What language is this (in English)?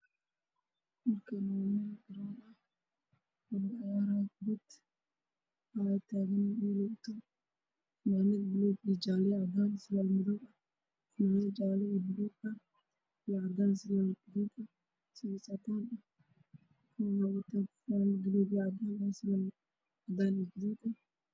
Somali